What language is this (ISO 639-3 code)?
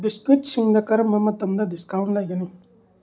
mni